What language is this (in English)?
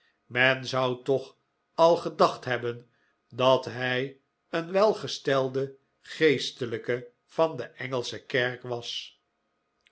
Dutch